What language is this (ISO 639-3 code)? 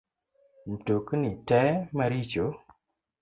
luo